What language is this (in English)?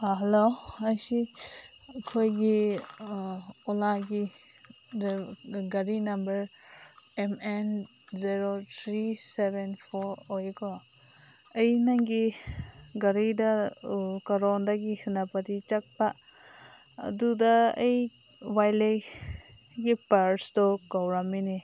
Manipuri